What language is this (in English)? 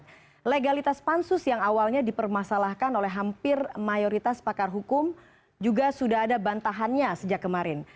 Indonesian